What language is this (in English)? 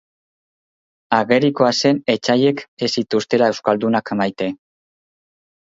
Basque